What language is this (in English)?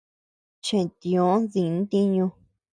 Tepeuxila Cuicatec